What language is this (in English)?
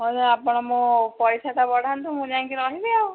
Odia